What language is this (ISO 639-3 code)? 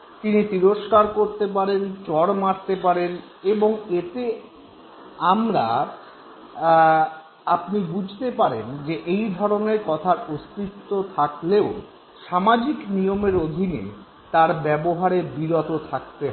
ben